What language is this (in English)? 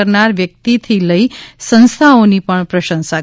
Gujarati